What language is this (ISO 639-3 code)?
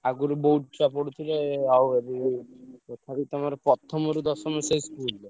ori